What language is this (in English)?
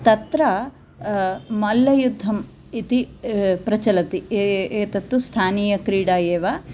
Sanskrit